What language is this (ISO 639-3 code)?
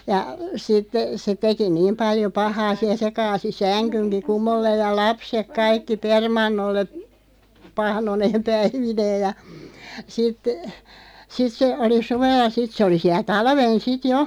fin